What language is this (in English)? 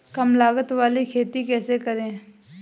Hindi